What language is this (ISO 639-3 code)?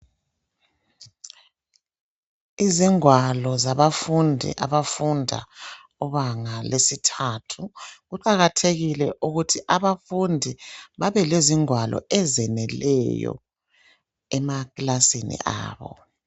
nde